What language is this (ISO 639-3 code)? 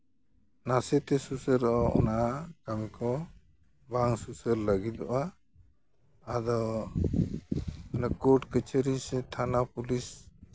sat